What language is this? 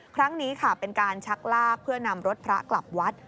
Thai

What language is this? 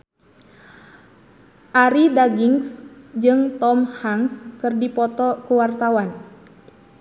Sundanese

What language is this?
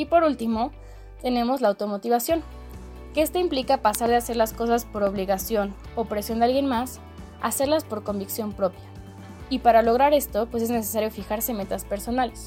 Spanish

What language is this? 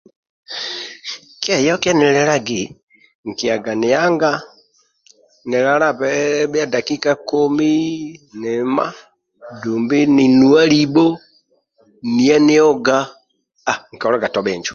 Amba (Uganda)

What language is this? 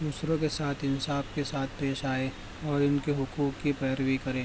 Urdu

